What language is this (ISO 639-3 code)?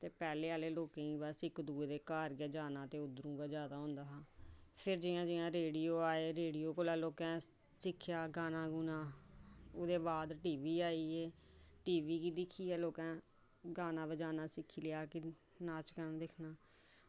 doi